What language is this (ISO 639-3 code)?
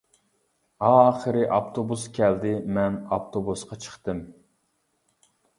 uig